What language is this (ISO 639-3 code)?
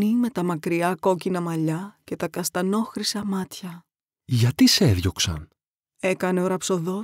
ell